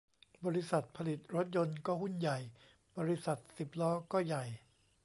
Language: Thai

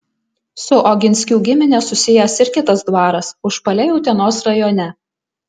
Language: Lithuanian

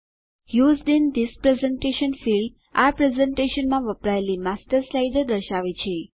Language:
Gujarati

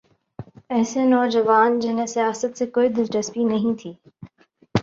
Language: Urdu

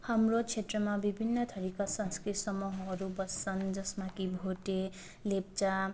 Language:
Nepali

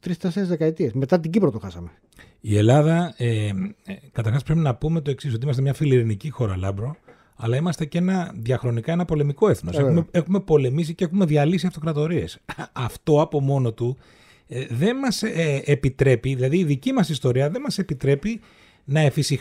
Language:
Greek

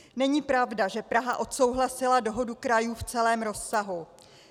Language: Czech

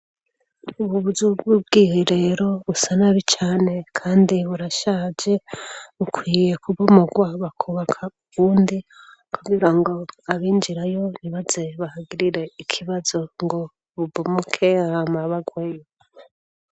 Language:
Rundi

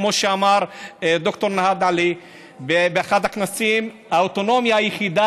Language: Hebrew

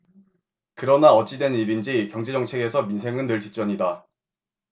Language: Korean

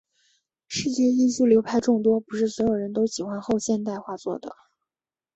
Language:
Chinese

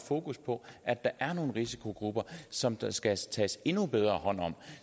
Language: Danish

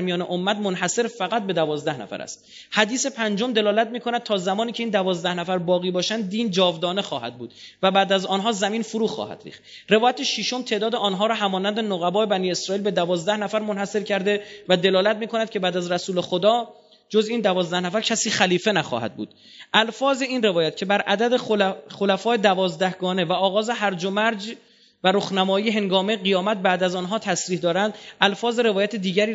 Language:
Persian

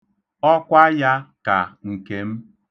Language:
Igbo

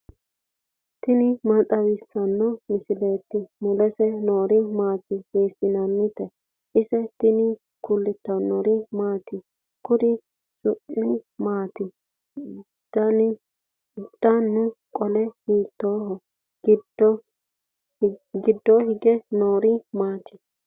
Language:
Sidamo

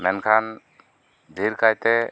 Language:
Santali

